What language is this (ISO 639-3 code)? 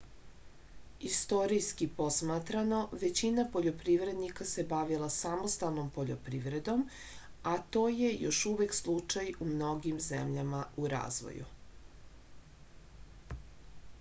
srp